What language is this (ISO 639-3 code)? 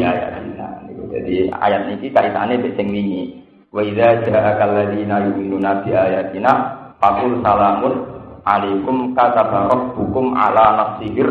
ind